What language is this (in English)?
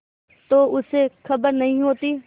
Hindi